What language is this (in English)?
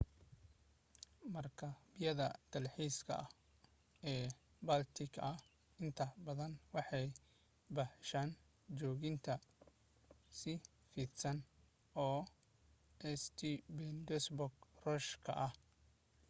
Somali